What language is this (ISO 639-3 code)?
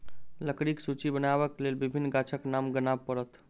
mai